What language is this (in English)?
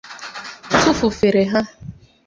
Igbo